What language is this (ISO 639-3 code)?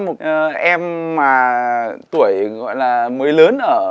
vie